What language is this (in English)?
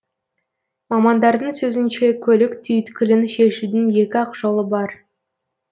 Kazakh